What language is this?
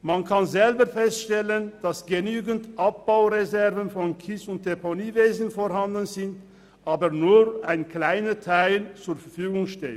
Swiss German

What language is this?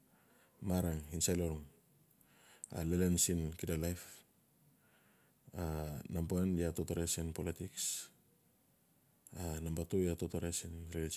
Notsi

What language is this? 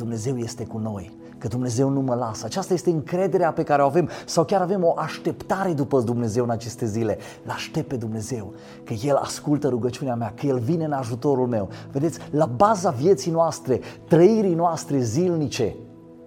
Romanian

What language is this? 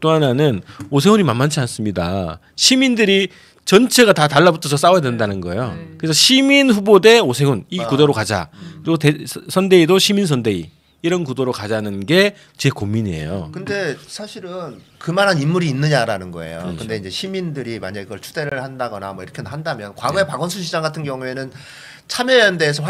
Korean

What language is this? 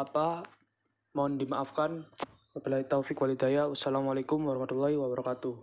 Indonesian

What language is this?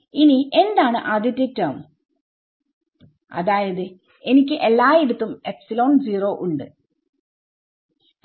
Malayalam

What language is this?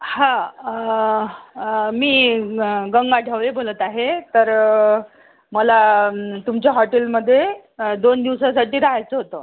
Marathi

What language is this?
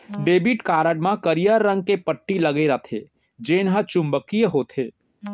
Chhattisgarhi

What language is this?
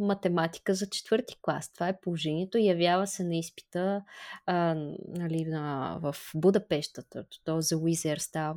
Bulgarian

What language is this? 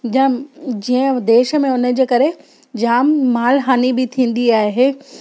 Sindhi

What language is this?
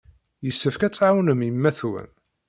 Kabyle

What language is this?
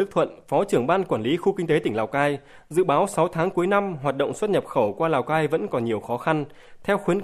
Vietnamese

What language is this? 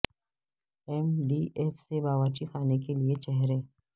Urdu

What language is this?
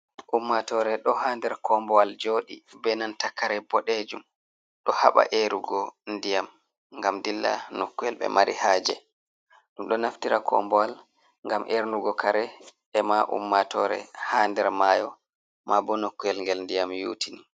Fula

